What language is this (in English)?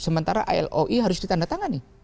Indonesian